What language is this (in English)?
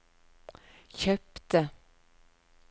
Norwegian